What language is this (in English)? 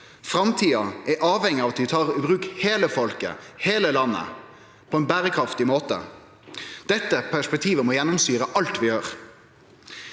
Norwegian